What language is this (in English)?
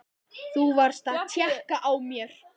Icelandic